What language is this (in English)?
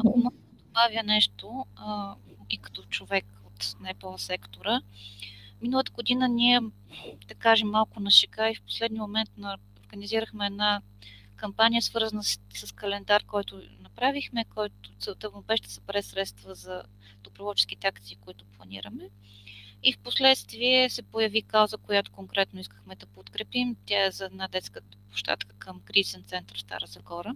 Bulgarian